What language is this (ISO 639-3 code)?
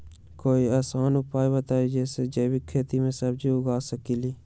mag